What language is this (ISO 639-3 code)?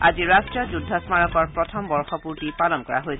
asm